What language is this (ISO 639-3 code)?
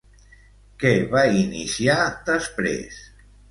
cat